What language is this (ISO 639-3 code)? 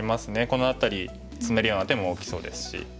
jpn